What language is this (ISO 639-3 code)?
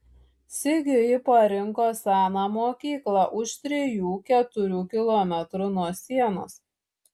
lit